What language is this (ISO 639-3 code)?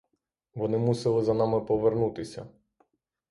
ukr